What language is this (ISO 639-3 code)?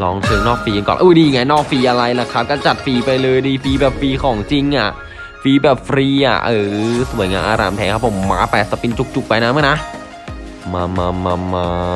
tha